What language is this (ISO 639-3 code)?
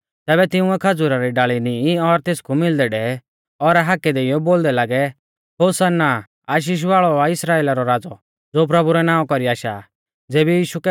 bfz